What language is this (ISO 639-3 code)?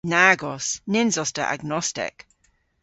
cor